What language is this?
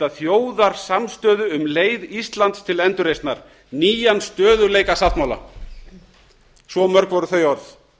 Icelandic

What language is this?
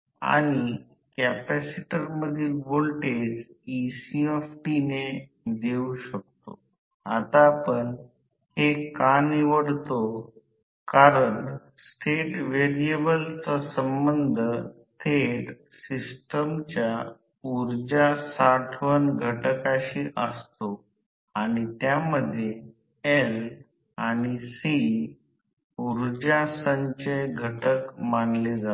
Marathi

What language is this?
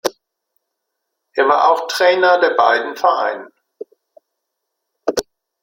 German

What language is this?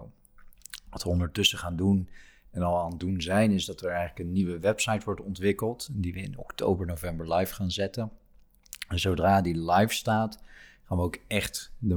Dutch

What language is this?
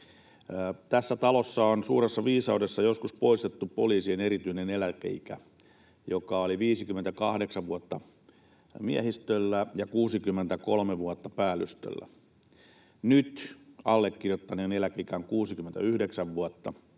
Finnish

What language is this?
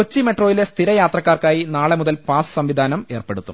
Malayalam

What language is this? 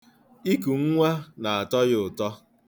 Igbo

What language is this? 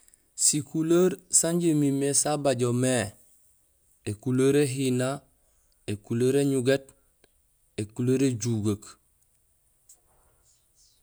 Gusilay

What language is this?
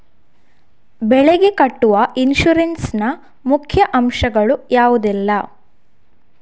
Kannada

